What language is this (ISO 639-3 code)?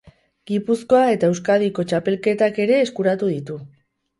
eus